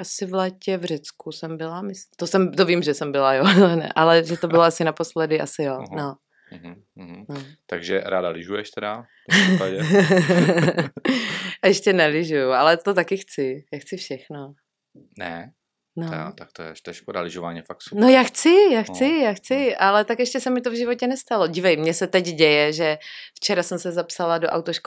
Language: Czech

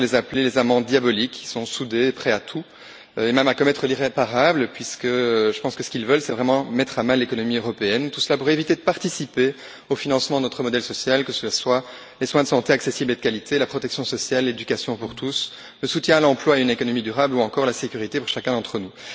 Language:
French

